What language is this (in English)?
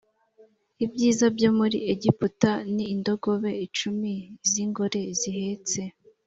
Kinyarwanda